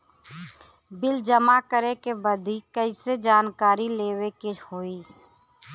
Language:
Bhojpuri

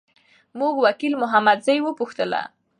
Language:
Pashto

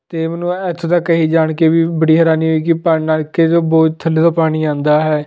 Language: Punjabi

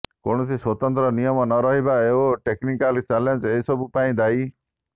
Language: Odia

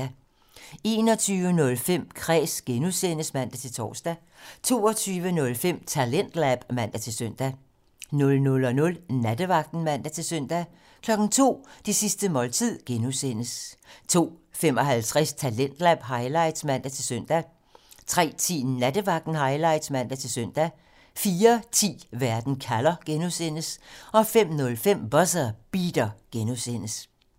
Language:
Danish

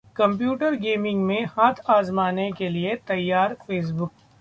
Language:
Hindi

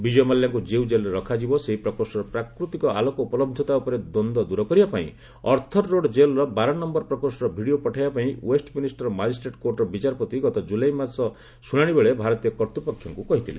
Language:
Odia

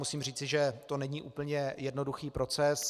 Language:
Czech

